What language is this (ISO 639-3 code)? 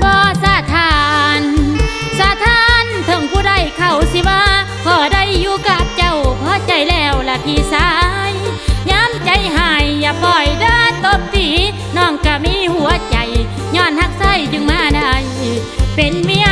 tha